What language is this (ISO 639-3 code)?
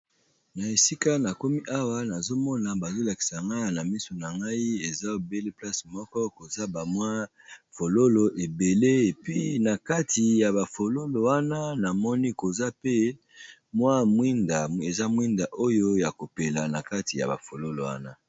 lin